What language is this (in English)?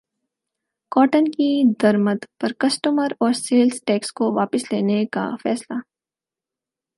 Urdu